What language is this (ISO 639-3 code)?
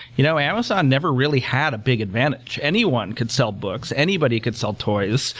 eng